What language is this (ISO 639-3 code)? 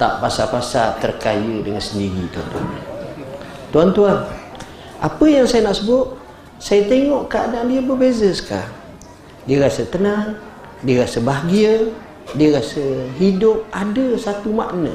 msa